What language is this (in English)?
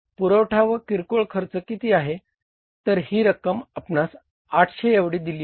Marathi